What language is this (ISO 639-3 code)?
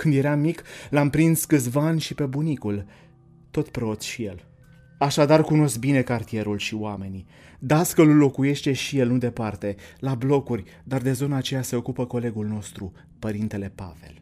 ron